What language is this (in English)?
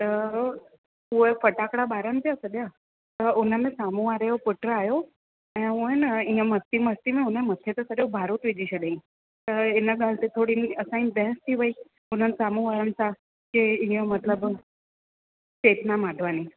Sindhi